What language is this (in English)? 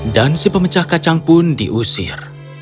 Indonesian